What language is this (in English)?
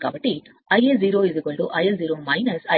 Telugu